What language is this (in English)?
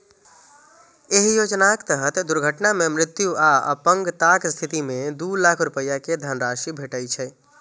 Maithili